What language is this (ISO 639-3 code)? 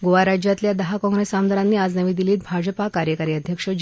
mar